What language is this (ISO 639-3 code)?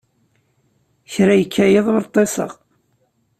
kab